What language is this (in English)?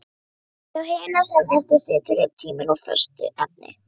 Icelandic